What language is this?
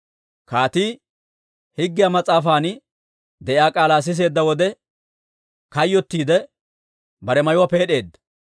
Dawro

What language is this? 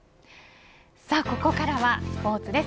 Japanese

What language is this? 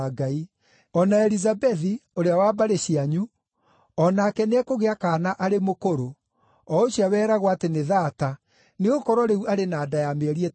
Kikuyu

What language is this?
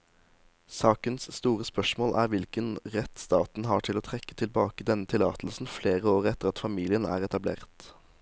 Norwegian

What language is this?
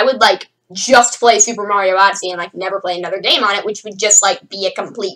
English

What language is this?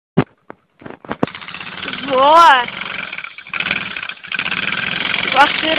Latvian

